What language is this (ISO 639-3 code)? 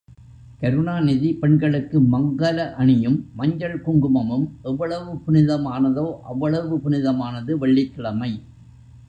tam